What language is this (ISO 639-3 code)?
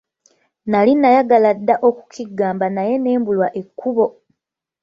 lug